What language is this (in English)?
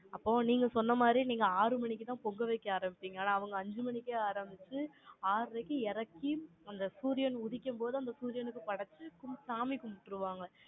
Tamil